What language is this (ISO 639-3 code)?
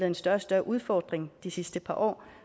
dan